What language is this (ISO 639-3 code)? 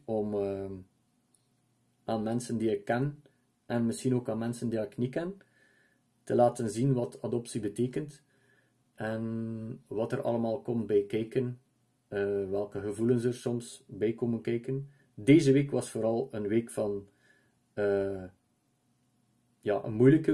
nld